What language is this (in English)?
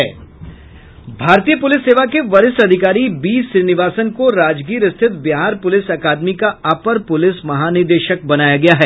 Hindi